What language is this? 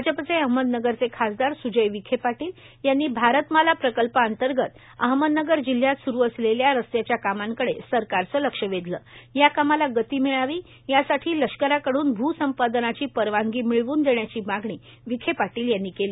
Marathi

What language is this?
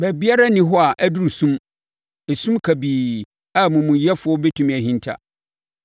Akan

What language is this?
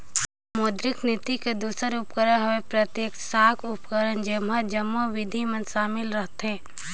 Chhattisgarhi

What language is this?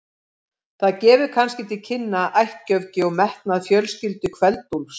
Icelandic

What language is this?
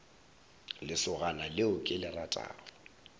Northern Sotho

